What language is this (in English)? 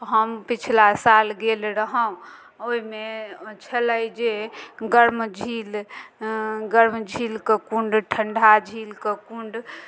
Maithili